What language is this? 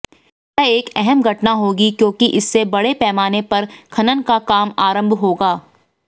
Hindi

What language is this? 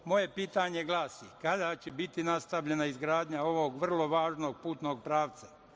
Serbian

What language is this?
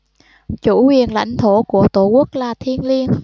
Vietnamese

